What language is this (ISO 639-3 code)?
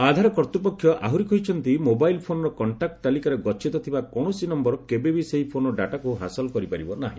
ori